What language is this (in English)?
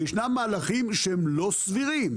Hebrew